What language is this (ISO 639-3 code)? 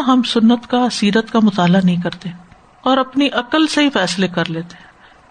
urd